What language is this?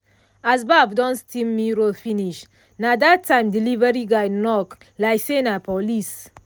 Nigerian Pidgin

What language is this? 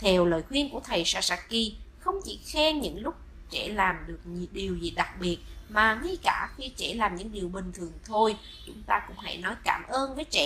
Vietnamese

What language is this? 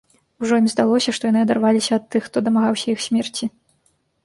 Belarusian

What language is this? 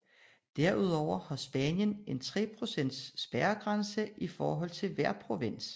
Danish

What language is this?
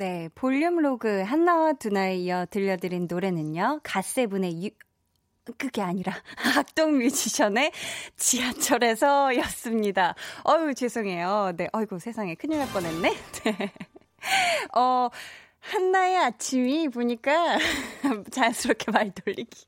Korean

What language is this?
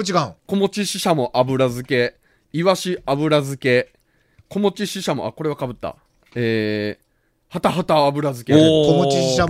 Japanese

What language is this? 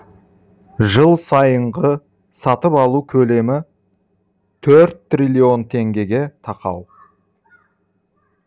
Kazakh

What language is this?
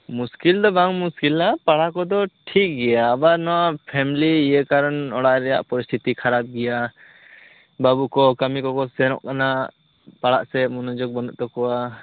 Santali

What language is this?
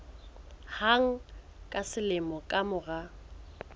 Southern Sotho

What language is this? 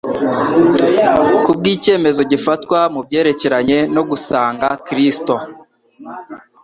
Kinyarwanda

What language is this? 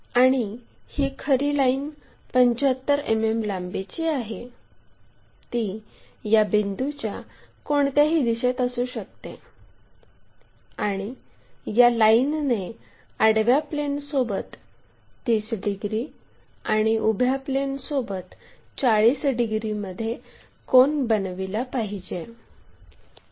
Marathi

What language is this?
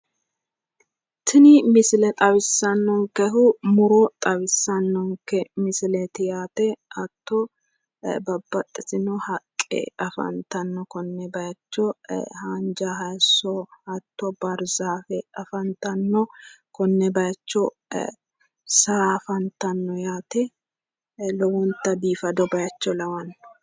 Sidamo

